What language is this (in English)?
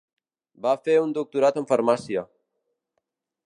Catalan